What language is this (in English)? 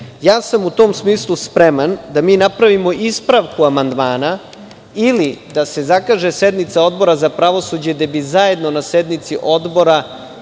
Serbian